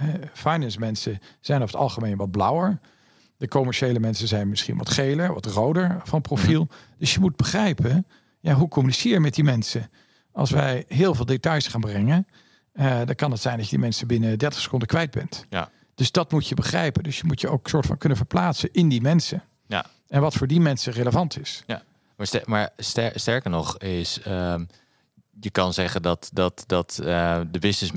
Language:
Dutch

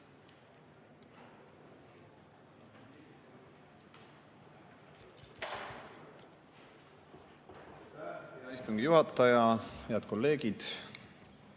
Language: Estonian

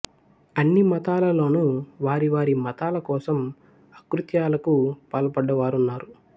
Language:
Telugu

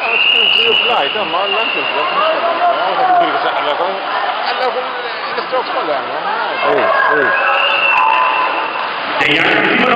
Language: Greek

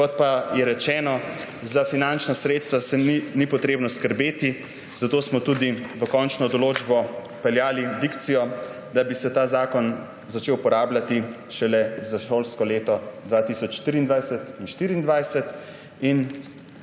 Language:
Slovenian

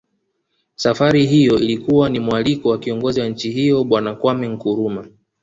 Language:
Swahili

